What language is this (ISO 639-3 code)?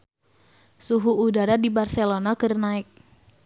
sun